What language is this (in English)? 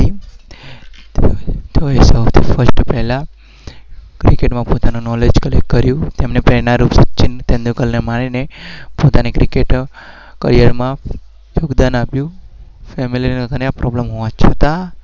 Gujarati